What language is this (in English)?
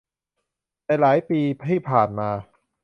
Thai